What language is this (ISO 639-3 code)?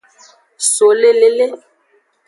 ajg